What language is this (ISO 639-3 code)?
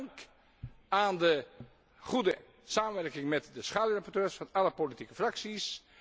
nld